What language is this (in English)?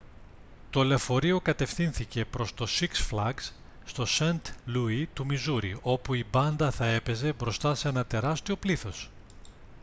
Greek